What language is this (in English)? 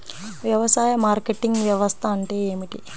Telugu